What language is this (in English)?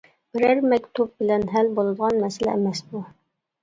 Uyghur